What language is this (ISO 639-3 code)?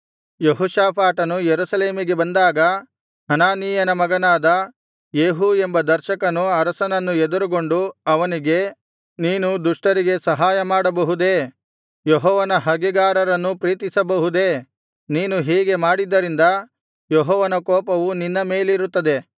kan